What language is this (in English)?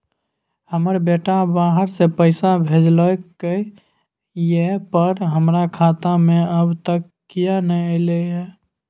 Maithili